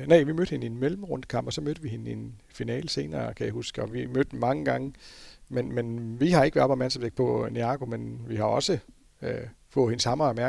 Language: Danish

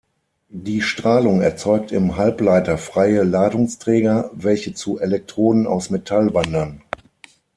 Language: German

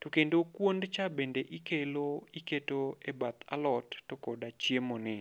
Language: Luo (Kenya and Tanzania)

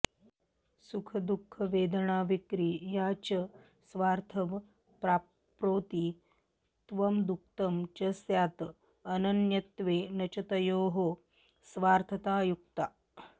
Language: Sanskrit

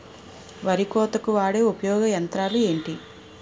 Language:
Telugu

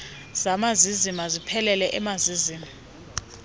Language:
Xhosa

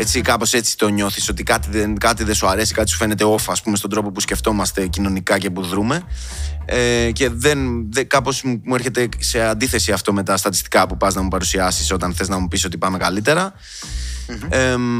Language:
Greek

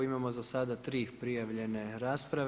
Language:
Croatian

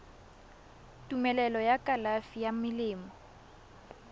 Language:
Tswana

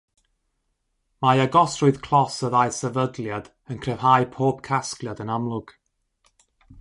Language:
Welsh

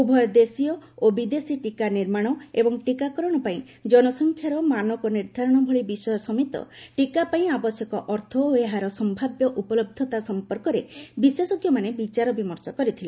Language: Odia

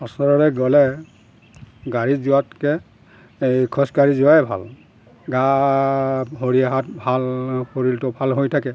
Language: Assamese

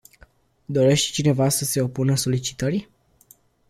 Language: Romanian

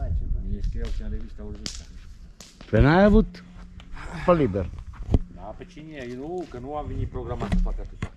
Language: Romanian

